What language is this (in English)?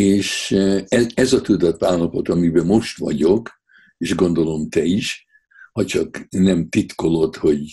Hungarian